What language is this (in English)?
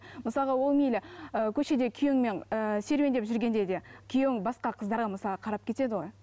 Kazakh